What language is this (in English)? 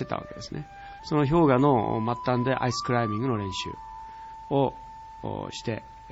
Japanese